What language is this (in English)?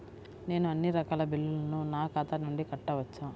Telugu